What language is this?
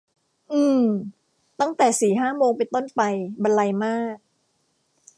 Thai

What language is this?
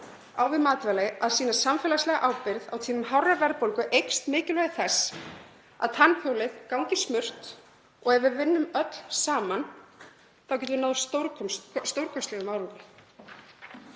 Icelandic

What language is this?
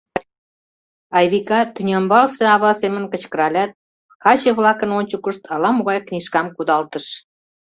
Mari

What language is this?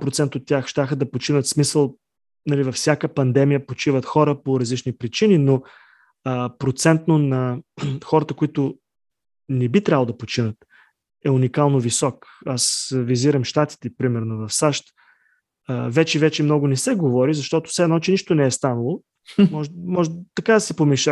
Bulgarian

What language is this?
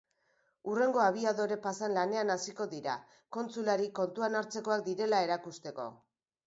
Basque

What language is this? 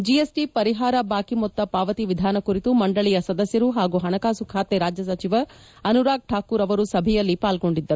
Kannada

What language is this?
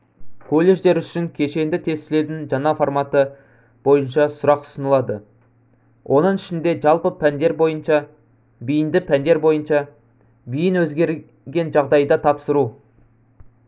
Kazakh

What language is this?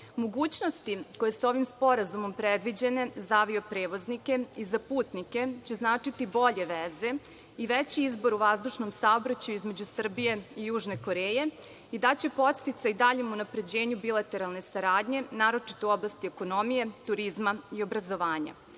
Serbian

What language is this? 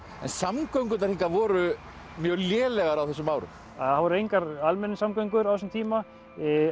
Icelandic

